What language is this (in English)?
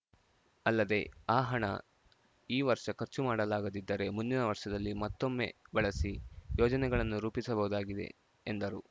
Kannada